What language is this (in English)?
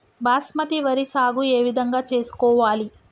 Telugu